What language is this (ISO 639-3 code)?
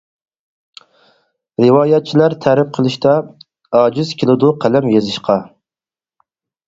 uig